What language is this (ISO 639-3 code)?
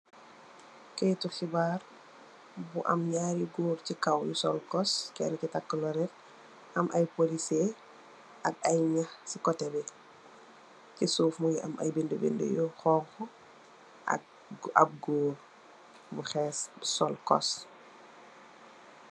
wol